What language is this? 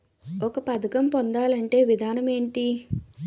Telugu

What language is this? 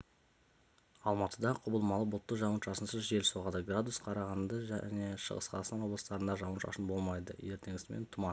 Kazakh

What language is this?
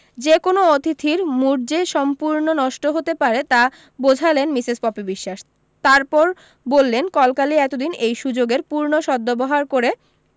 Bangla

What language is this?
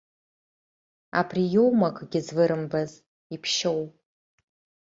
Abkhazian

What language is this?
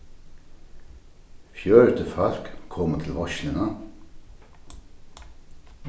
Faroese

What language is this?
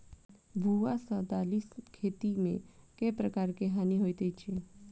Maithili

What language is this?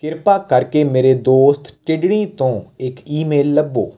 Punjabi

